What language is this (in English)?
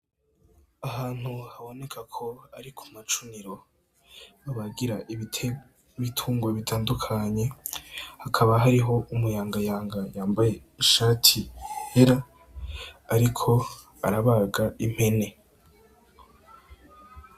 Rundi